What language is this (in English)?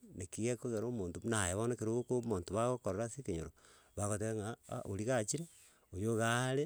Gusii